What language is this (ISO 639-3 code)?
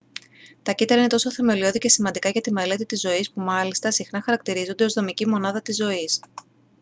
ell